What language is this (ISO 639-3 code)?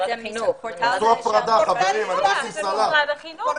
heb